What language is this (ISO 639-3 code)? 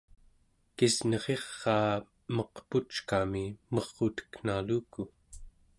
esu